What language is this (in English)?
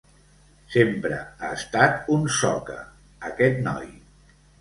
Catalan